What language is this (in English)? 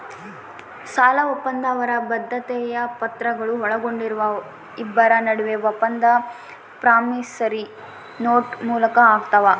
Kannada